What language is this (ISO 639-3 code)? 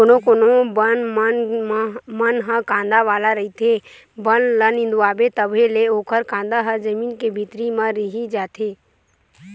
hne